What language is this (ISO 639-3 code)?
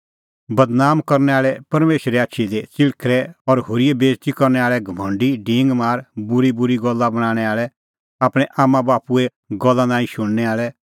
kfx